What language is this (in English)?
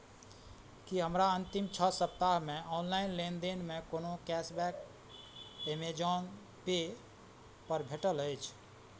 Maithili